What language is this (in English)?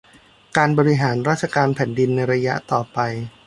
Thai